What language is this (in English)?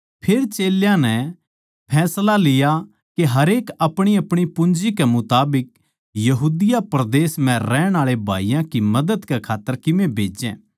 Haryanvi